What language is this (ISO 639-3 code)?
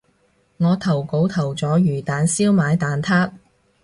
yue